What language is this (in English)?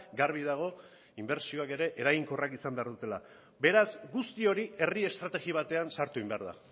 Basque